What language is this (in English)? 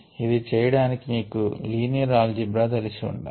Telugu